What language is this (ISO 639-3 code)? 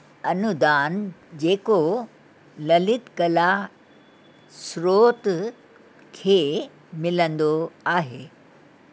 snd